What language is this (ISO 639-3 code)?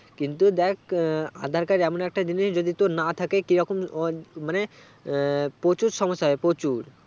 ben